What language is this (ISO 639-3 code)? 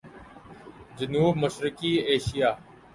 urd